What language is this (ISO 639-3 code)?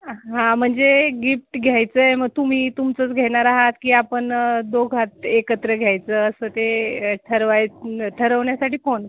mar